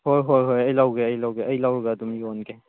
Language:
Manipuri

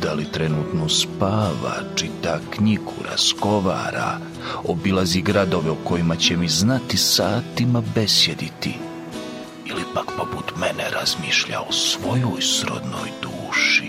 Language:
Croatian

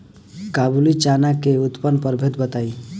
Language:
Bhojpuri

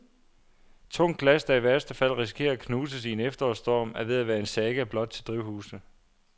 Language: Danish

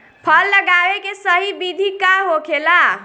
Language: Bhojpuri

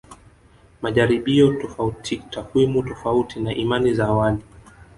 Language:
Swahili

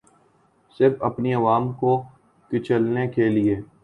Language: Urdu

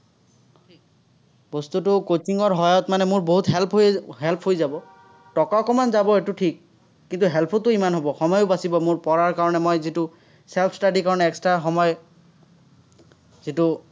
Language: Assamese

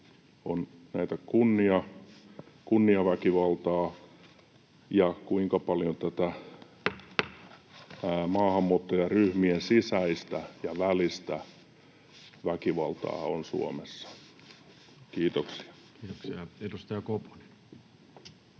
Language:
Finnish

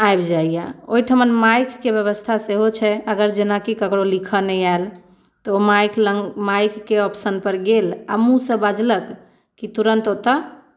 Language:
Maithili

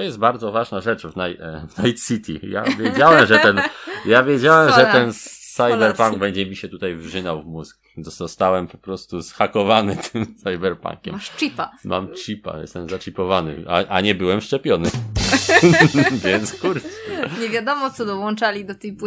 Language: Polish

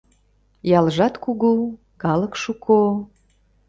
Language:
Mari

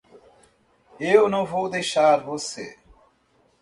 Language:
Portuguese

